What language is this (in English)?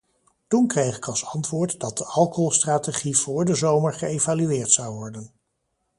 Dutch